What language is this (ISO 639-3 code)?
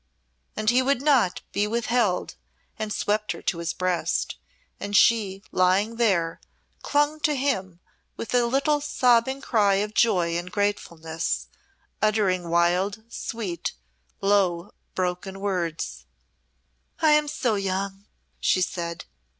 eng